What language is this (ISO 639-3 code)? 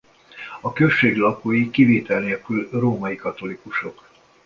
hun